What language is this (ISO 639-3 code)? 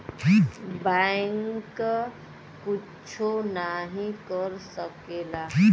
bho